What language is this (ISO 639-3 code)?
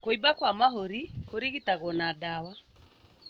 kik